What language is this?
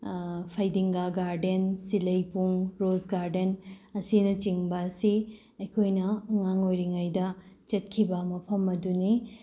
Manipuri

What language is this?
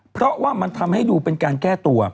Thai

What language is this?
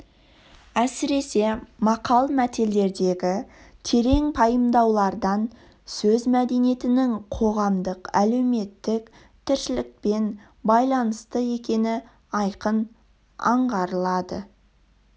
Kazakh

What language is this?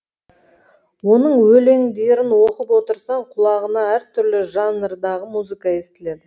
Kazakh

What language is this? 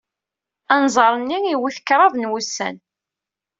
Kabyle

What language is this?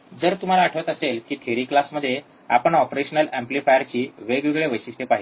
Marathi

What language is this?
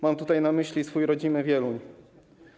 Polish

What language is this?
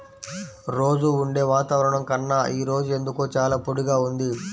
Telugu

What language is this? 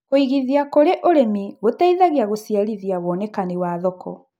Kikuyu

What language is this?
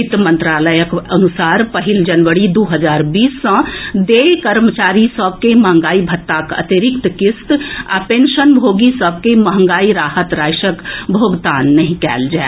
Maithili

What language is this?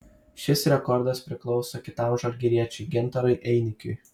Lithuanian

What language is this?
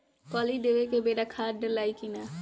Bhojpuri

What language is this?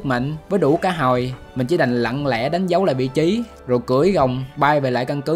Vietnamese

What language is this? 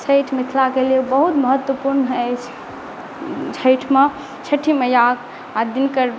Maithili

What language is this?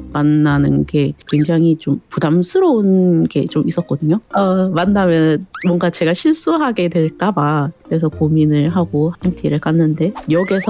Korean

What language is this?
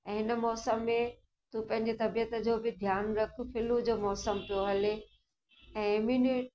Sindhi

